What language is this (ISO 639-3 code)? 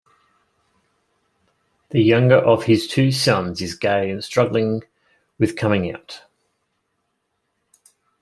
eng